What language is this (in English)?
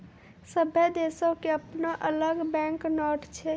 Maithili